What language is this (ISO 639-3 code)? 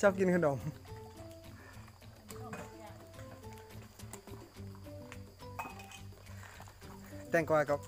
tha